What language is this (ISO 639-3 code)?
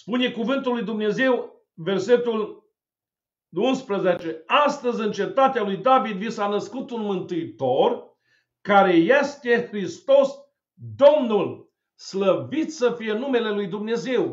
ron